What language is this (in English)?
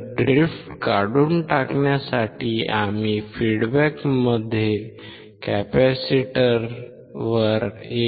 Marathi